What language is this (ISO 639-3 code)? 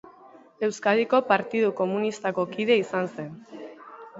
eus